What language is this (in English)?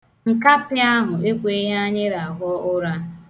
Igbo